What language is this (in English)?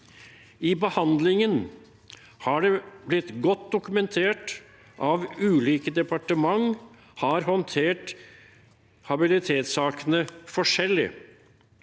Norwegian